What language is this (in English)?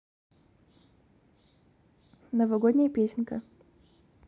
Russian